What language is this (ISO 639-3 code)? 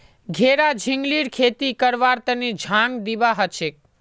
mag